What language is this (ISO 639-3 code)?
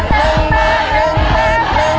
tha